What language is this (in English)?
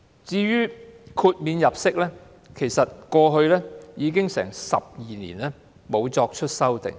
Cantonese